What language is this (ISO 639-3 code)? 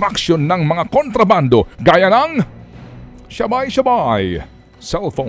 fil